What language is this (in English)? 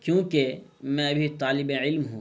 Urdu